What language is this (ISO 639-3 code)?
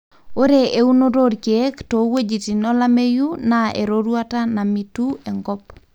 mas